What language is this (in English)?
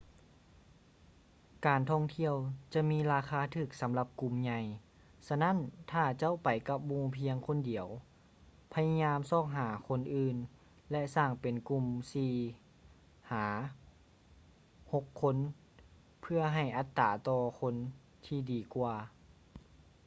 Lao